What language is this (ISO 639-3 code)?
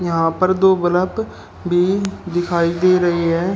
hin